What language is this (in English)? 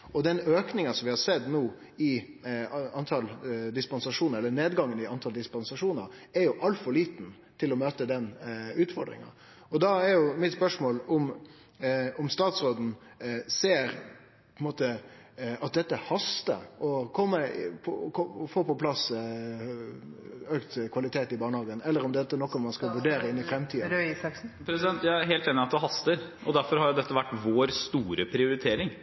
Norwegian